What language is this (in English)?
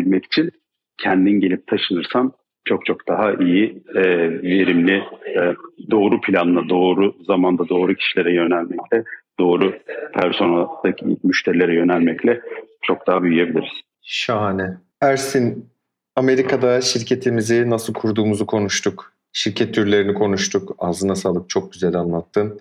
Turkish